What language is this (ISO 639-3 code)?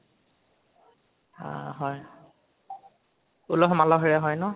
asm